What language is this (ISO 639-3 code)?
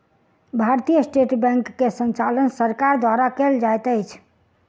mai